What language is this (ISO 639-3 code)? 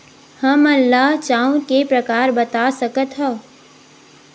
hne